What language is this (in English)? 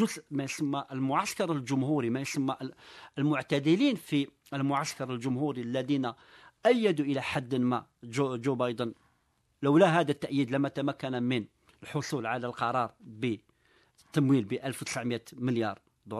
Arabic